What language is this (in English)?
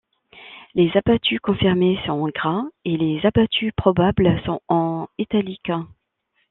French